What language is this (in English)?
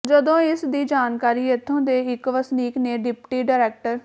Punjabi